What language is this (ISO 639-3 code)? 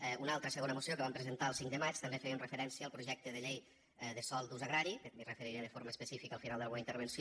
cat